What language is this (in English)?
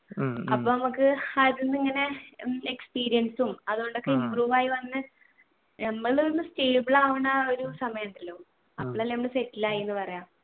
Malayalam